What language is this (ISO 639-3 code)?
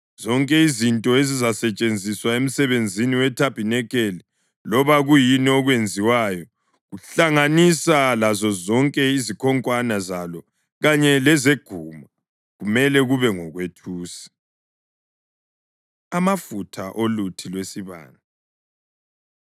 nde